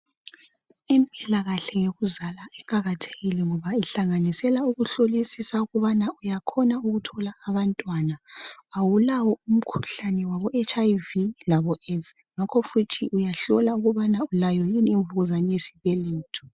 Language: North Ndebele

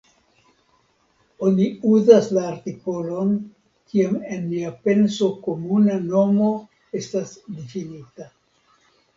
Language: Esperanto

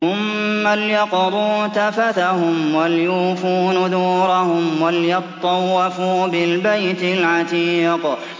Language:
Arabic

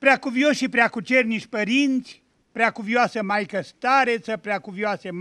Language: Romanian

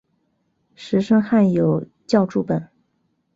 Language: Chinese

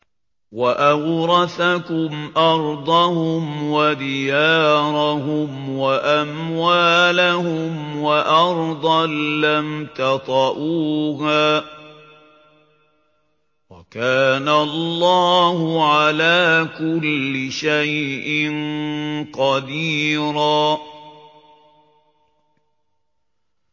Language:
Arabic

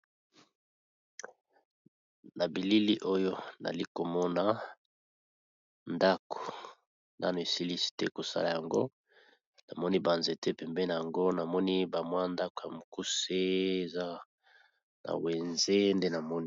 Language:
Lingala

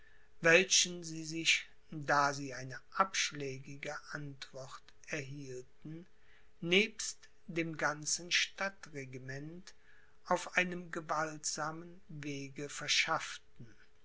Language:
German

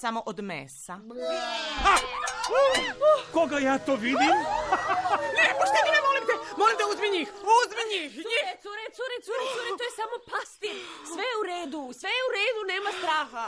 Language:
Croatian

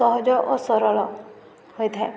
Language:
Odia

